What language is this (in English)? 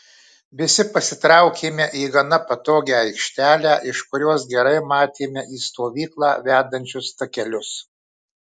Lithuanian